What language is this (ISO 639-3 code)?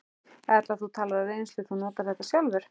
isl